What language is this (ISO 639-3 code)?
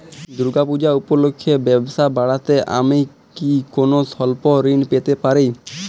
ben